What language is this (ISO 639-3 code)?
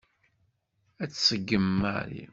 kab